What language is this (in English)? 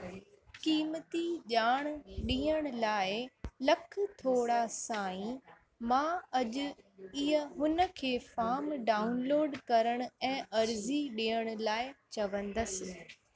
Sindhi